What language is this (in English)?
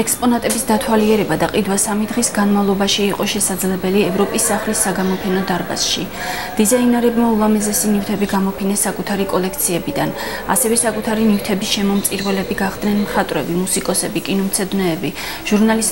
Turkish